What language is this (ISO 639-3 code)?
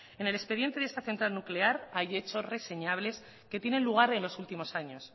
spa